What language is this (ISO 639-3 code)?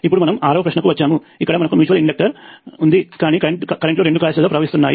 tel